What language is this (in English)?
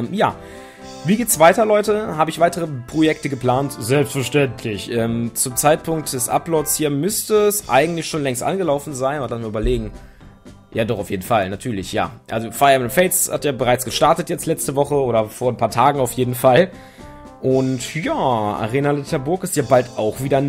German